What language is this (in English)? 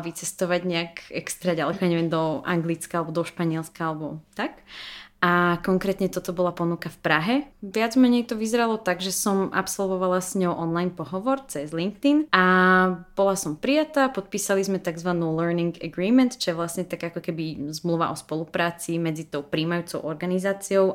Slovak